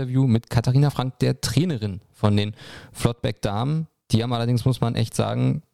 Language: German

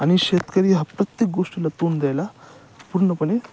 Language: Marathi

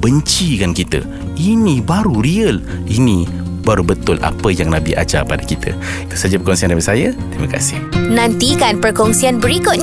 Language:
Malay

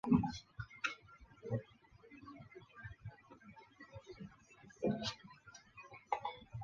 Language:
Chinese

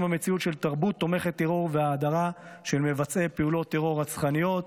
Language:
Hebrew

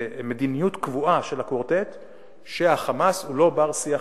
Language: Hebrew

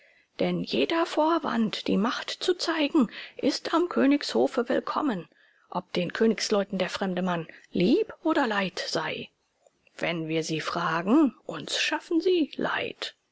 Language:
German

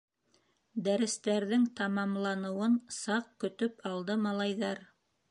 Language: Bashkir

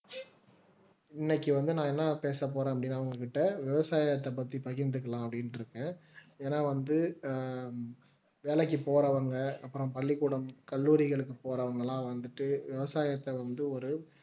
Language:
Tamil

